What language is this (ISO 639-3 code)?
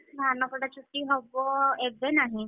ori